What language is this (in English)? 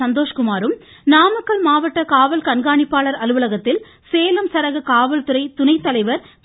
Tamil